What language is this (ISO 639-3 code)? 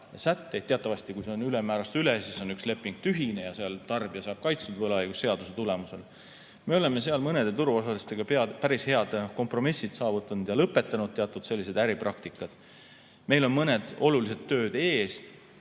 est